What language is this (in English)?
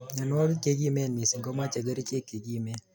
Kalenjin